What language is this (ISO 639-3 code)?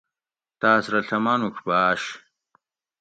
gwc